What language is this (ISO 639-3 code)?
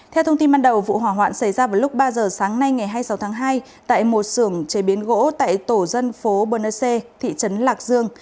vie